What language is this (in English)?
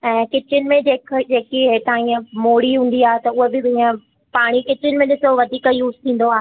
Sindhi